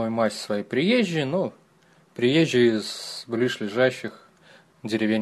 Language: Russian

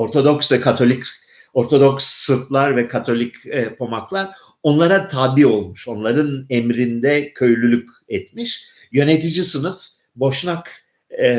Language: Turkish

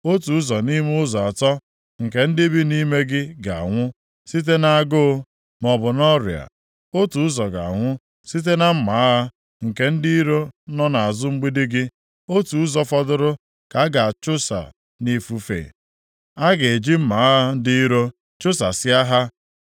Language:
Igbo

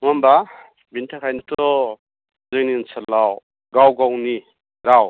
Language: Bodo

